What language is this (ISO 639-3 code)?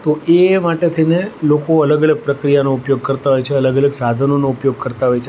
guj